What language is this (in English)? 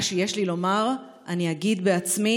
Hebrew